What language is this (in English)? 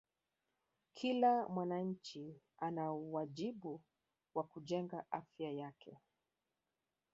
Swahili